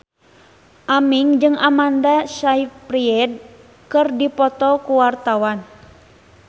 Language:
Sundanese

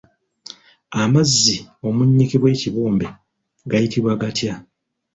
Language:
Ganda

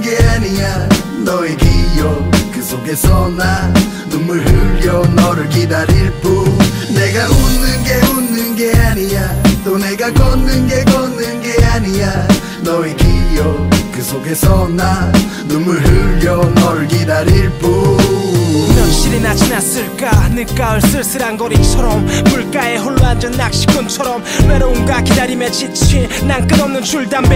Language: Korean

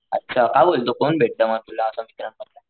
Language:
Marathi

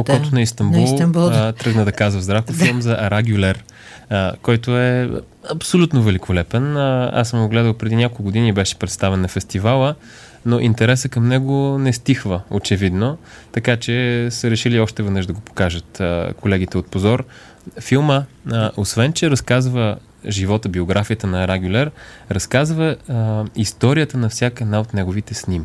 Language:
Bulgarian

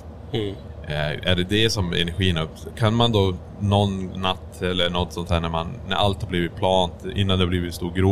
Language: Swedish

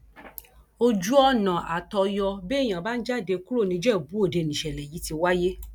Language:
Yoruba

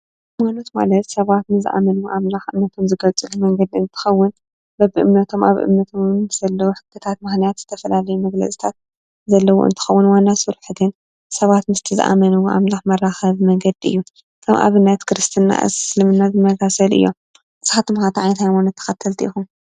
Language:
Tigrinya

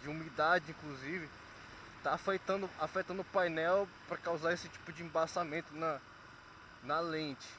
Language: Portuguese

